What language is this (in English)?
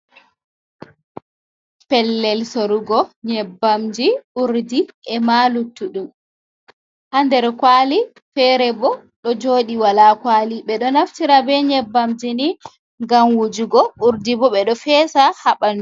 Fula